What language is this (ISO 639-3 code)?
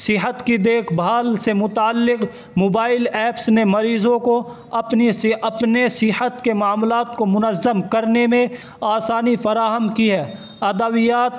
urd